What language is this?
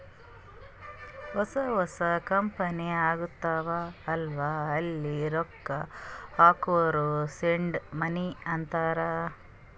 Kannada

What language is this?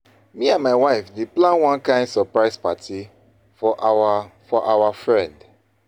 Nigerian Pidgin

